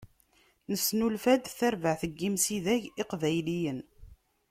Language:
Kabyle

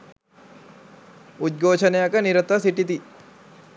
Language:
Sinhala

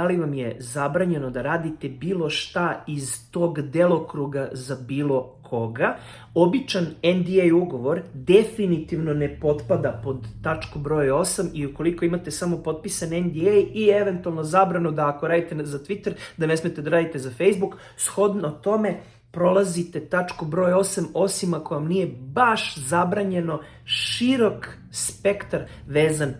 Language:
Serbian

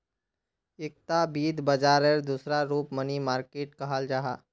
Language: Magahi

